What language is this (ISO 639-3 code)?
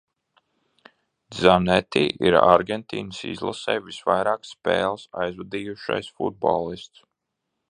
lav